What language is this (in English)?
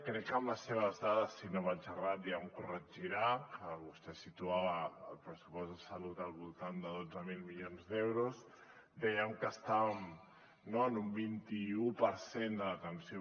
Catalan